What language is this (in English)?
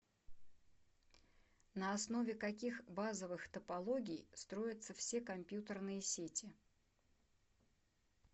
Russian